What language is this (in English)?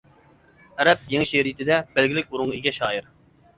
Uyghur